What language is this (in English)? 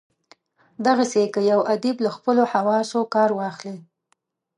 Pashto